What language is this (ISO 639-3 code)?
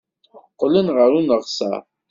kab